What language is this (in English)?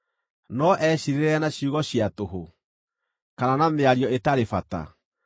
Kikuyu